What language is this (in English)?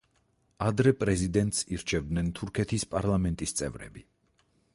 Georgian